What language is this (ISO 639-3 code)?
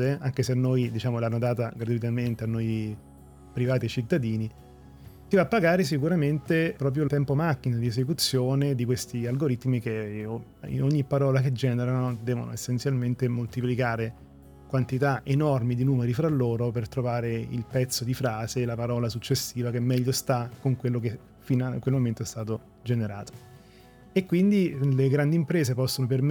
ita